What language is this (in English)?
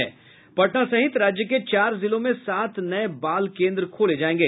Hindi